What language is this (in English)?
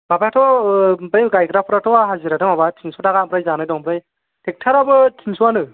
Bodo